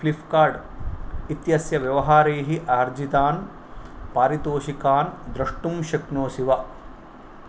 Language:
Sanskrit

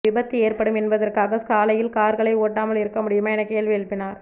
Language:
Tamil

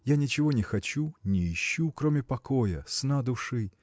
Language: Russian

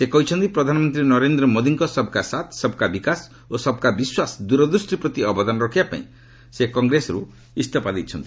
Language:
Odia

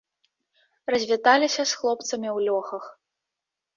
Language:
Belarusian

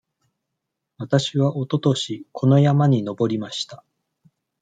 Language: Japanese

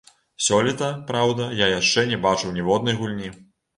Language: Belarusian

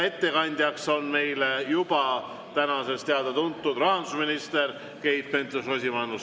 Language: Estonian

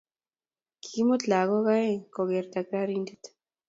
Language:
Kalenjin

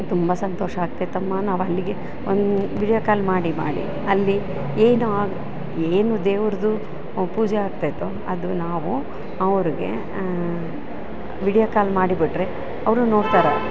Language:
Kannada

